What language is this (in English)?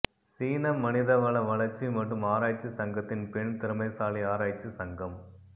Tamil